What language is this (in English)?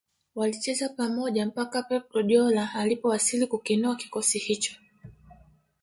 Swahili